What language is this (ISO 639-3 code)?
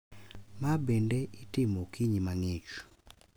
luo